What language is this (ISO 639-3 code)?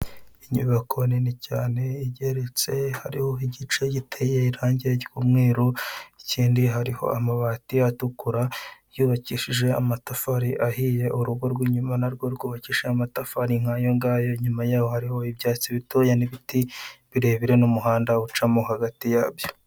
kin